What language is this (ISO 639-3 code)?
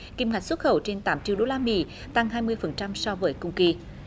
vie